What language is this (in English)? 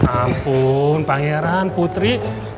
Indonesian